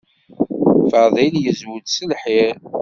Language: Kabyle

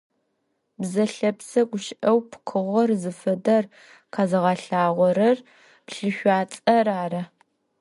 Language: Adyghe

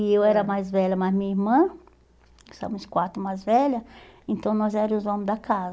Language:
Portuguese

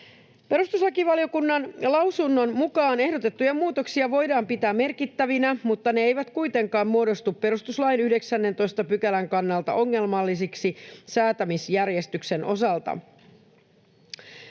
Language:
Finnish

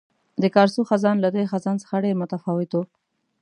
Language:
Pashto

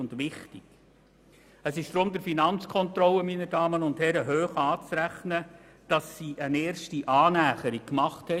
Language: Swiss German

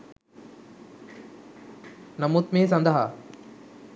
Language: Sinhala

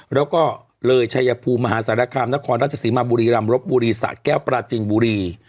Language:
Thai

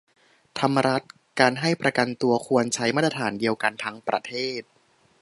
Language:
Thai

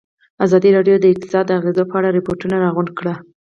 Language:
Pashto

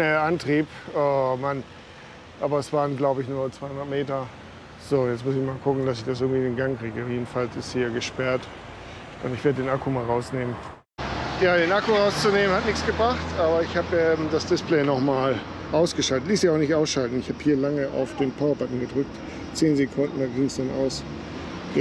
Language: German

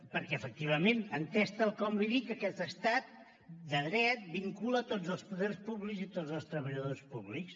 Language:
Catalan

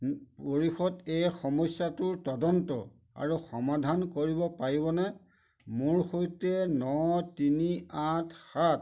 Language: Assamese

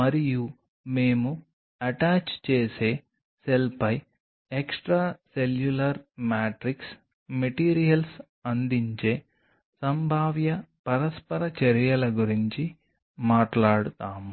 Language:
Telugu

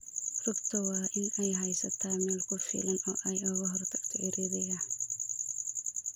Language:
Somali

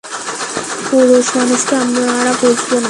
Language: Bangla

